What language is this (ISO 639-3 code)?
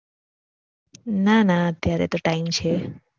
guj